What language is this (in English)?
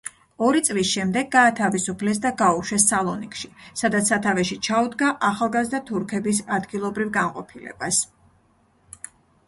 Georgian